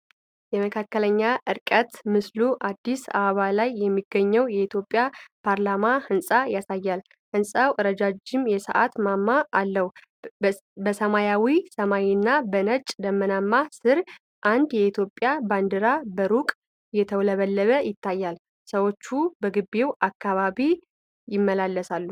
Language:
Amharic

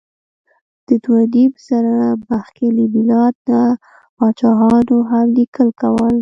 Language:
Pashto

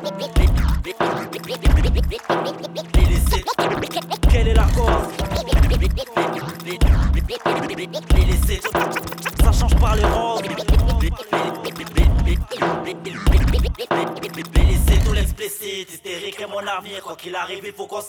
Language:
French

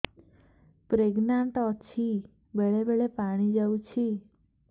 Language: Odia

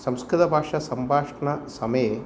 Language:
Sanskrit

